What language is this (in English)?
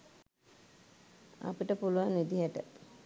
Sinhala